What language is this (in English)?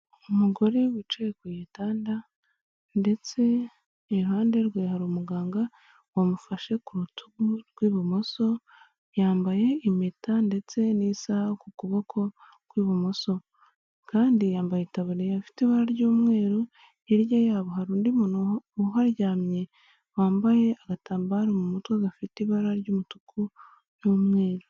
Kinyarwanda